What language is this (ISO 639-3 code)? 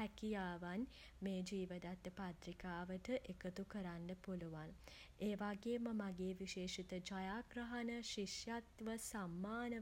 sin